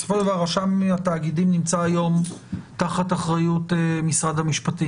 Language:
Hebrew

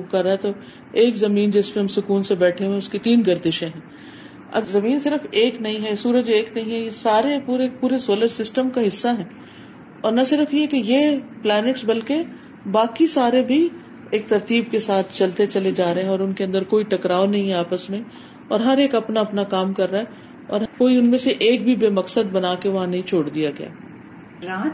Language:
Urdu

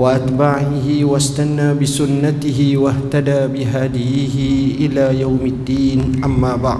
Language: Malay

